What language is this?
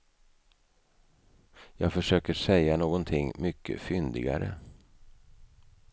Swedish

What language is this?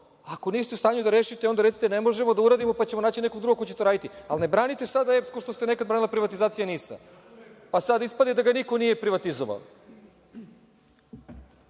Serbian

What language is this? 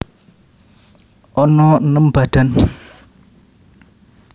Javanese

